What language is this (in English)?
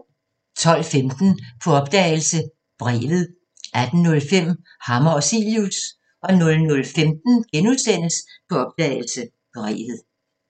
Danish